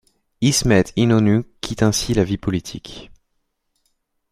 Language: French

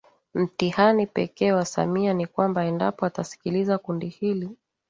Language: Swahili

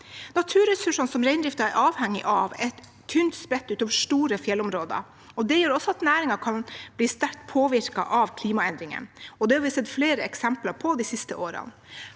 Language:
Norwegian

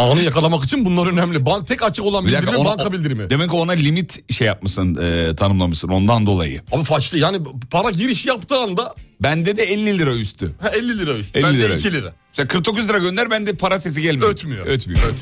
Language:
Turkish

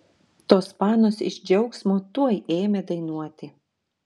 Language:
Lithuanian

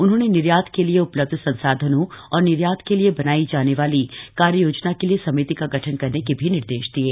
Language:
Hindi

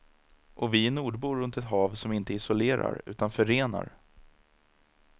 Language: Swedish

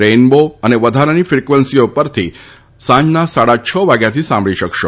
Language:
Gujarati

